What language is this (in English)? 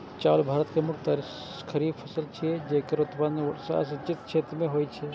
Maithili